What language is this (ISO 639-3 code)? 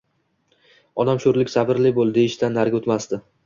uzb